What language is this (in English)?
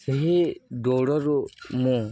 Odia